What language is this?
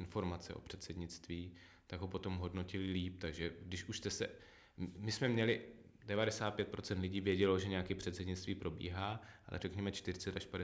Czech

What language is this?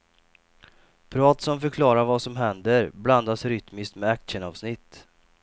Swedish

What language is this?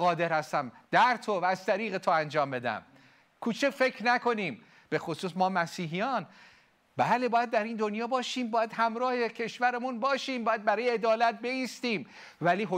Persian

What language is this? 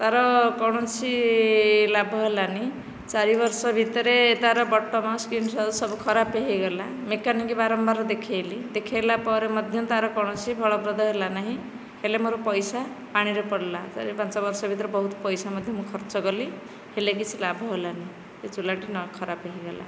Odia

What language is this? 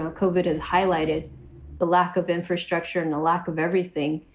English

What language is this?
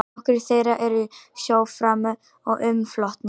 Icelandic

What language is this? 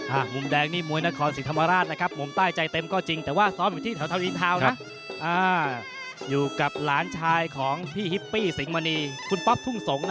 Thai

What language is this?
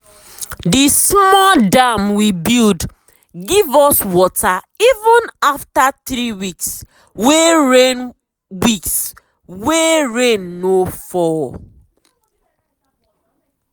Nigerian Pidgin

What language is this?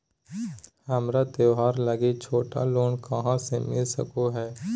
Magahi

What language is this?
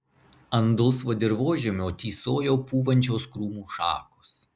Lithuanian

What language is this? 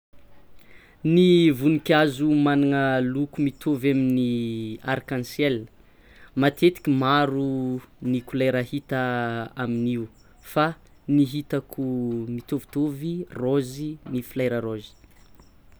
Tsimihety Malagasy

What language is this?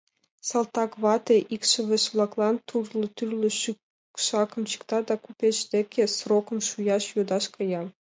Mari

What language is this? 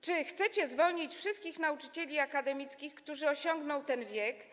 Polish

